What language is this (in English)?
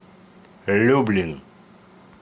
Russian